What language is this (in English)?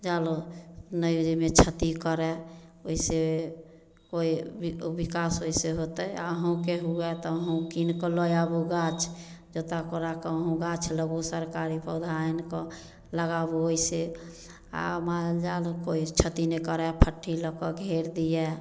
Maithili